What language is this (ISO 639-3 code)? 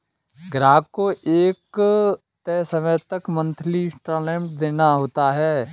hin